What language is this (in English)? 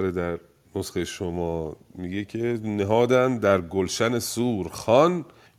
Persian